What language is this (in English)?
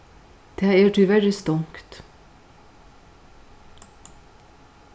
Faroese